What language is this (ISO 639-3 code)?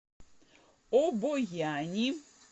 rus